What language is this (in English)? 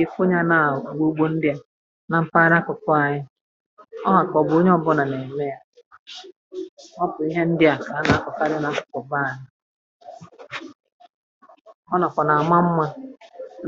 Igbo